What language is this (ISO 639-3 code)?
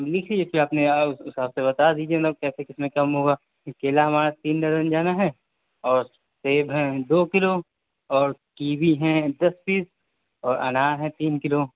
urd